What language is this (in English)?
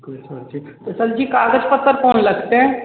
Maithili